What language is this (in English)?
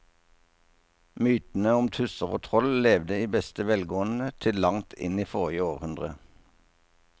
Norwegian